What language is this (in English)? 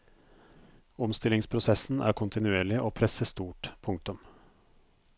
Norwegian